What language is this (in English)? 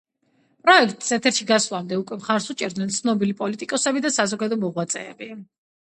Georgian